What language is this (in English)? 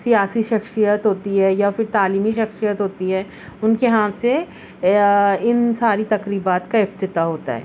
Urdu